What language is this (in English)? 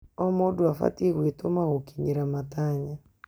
Kikuyu